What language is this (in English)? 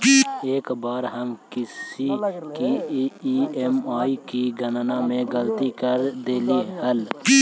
Magahi